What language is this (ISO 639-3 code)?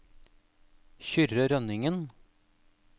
nor